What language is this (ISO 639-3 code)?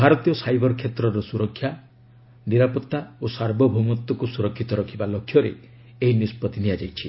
ori